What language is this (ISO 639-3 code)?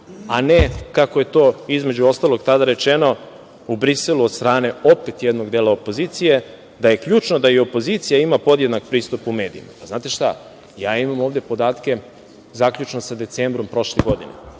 srp